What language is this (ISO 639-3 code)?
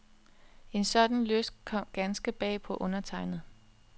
dan